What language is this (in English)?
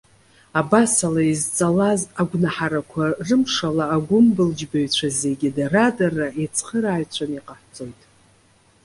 Abkhazian